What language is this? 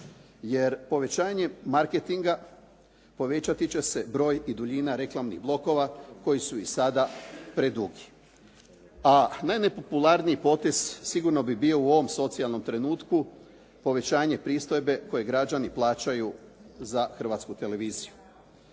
Croatian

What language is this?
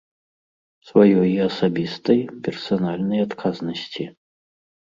Belarusian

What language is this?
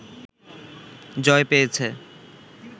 Bangla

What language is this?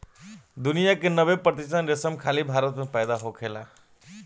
Bhojpuri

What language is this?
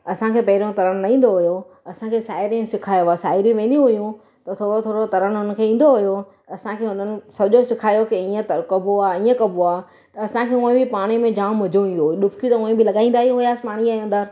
Sindhi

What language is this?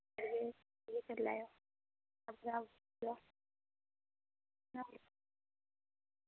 Dogri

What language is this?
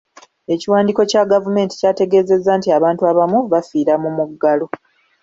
Ganda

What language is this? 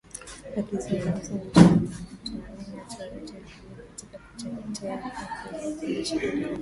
Swahili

